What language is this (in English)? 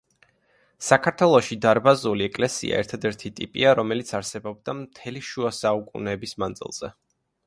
Georgian